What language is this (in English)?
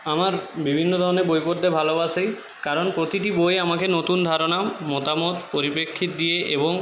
Bangla